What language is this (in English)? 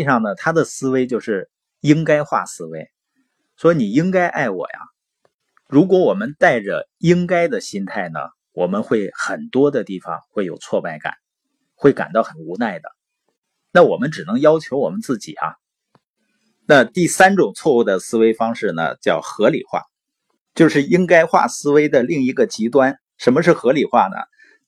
Chinese